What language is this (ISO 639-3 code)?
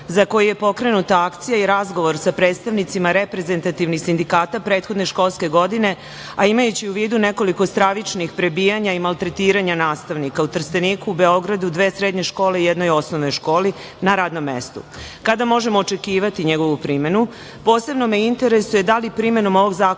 srp